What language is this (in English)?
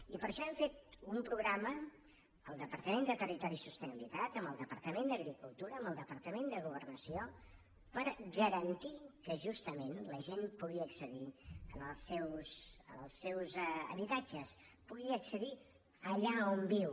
Catalan